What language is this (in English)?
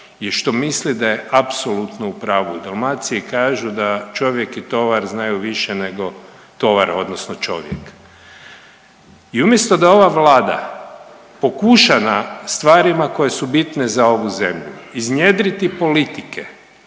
Croatian